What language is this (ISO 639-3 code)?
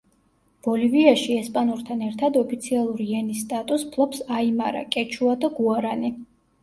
kat